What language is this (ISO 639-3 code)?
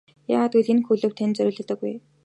mon